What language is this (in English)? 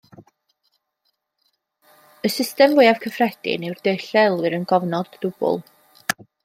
Welsh